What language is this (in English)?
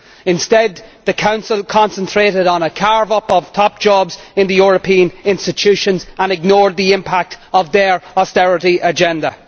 English